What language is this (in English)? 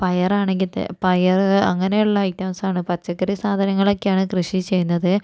Malayalam